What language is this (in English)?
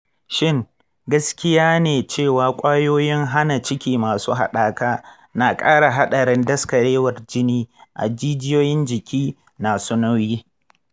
Hausa